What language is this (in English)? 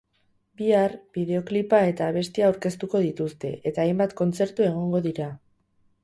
Basque